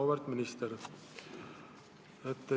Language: Estonian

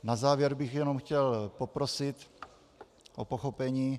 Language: Czech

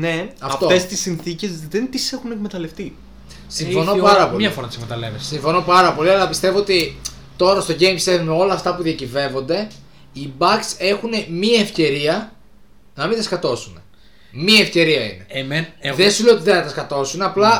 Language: Greek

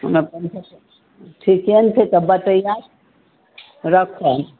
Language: Maithili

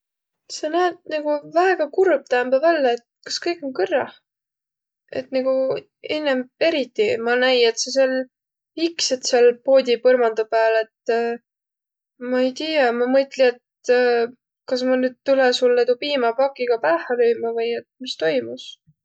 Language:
Võro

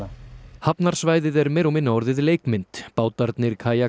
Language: Icelandic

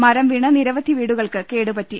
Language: Malayalam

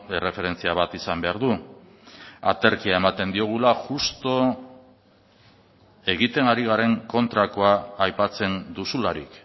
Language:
Basque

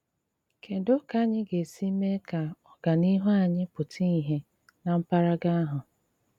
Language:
Igbo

